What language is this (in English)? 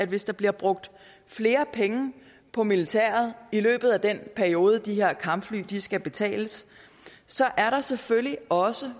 Danish